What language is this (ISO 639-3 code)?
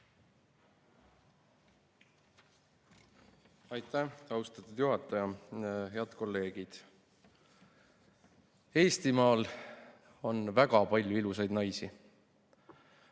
est